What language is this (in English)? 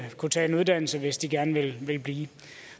Danish